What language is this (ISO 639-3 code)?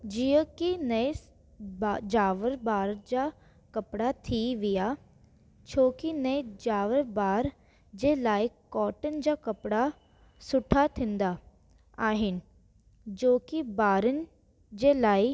snd